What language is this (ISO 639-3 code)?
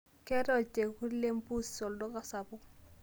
mas